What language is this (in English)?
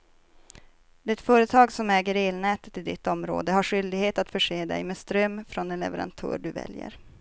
Swedish